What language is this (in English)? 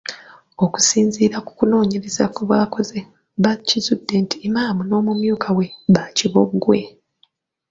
Ganda